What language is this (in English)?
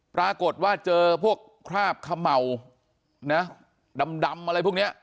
Thai